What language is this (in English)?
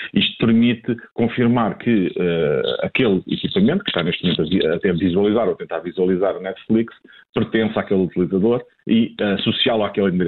Portuguese